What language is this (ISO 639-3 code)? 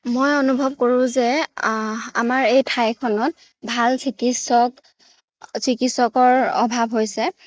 asm